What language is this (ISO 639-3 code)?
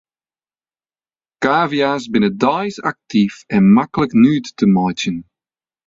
fry